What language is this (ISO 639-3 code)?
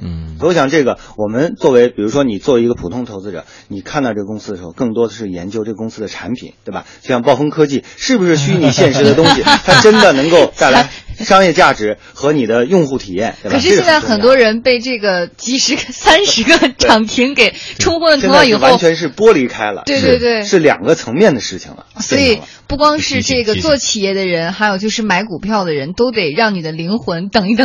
zho